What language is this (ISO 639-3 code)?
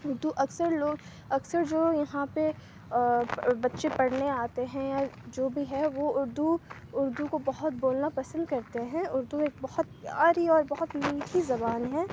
urd